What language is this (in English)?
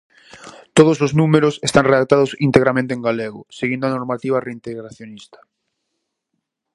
Galician